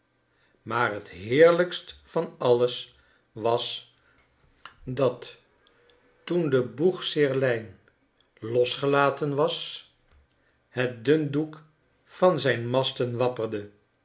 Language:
Dutch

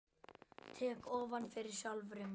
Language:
Icelandic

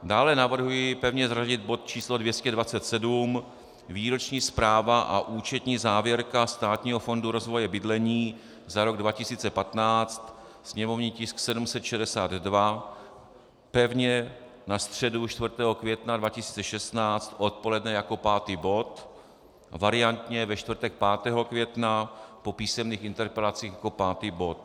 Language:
Czech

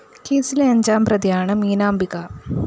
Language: Malayalam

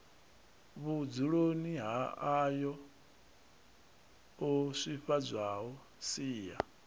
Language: Venda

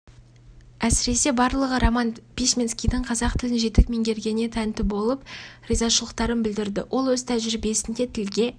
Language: Kazakh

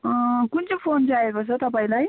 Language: Nepali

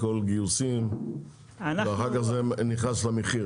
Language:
Hebrew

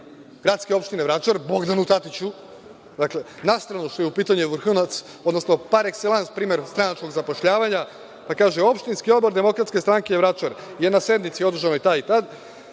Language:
Serbian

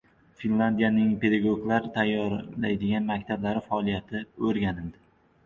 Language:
Uzbek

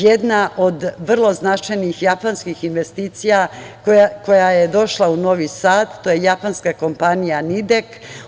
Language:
Serbian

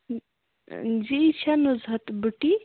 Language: Kashmiri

